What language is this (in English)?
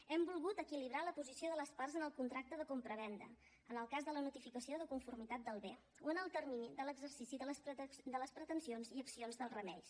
Catalan